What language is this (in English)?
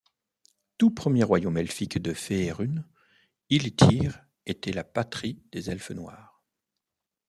French